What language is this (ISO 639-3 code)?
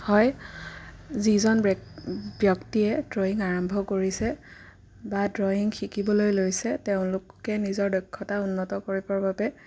asm